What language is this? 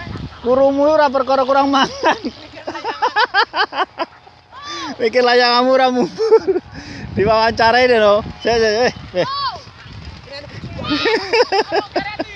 Indonesian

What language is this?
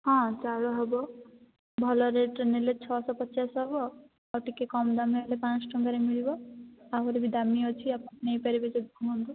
Odia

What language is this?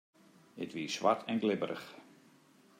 Western Frisian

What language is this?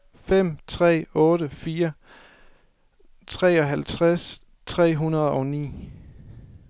Danish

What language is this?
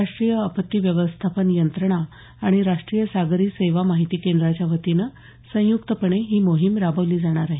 Marathi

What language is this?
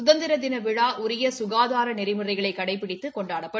Tamil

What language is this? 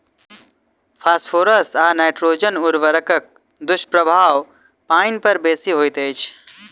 Maithili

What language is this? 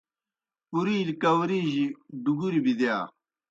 Kohistani Shina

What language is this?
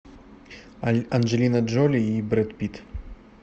Russian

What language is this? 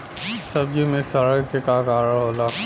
Bhojpuri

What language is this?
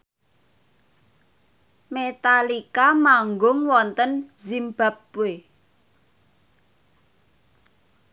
Javanese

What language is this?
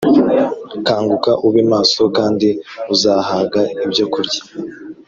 Kinyarwanda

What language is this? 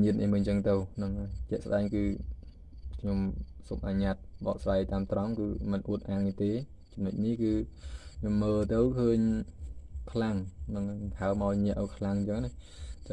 Vietnamese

